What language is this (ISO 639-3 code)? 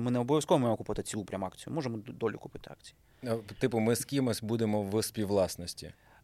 ukr